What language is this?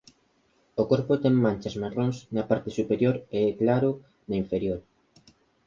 Galician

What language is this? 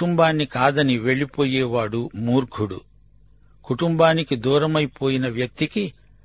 Telugu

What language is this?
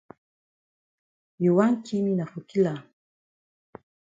Cameroon Pidgin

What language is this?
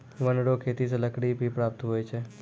Maithili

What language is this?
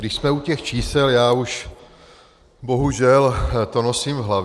Czech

